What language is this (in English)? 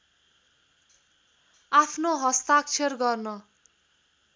Nepali